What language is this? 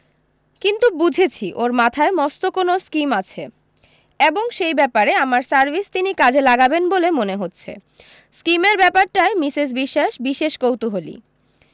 Bangla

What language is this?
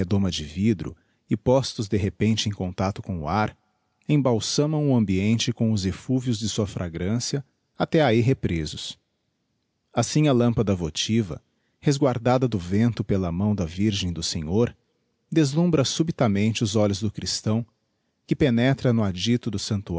Portuguese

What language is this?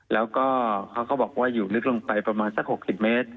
Thai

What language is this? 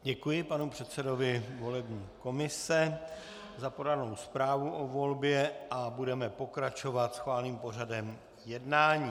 Czech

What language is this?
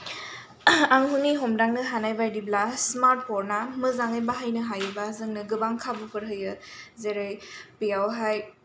Bodo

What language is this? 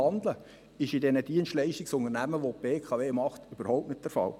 Swiss German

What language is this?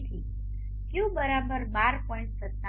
Gujarati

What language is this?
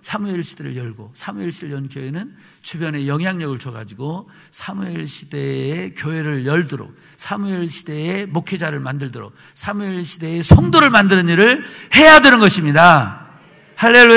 Korean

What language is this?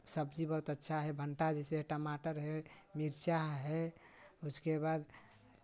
Hindi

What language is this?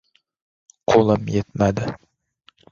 Uzbek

